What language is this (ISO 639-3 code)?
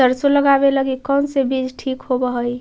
mag